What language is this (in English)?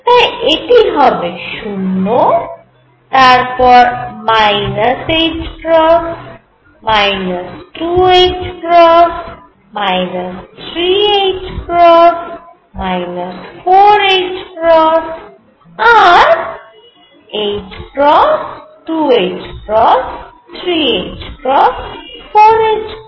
Bangla